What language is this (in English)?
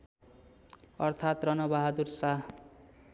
Nepali